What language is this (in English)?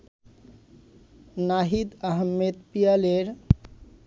Bangla